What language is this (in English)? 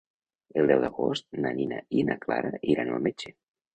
Catalan